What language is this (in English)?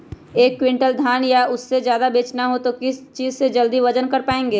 Magahi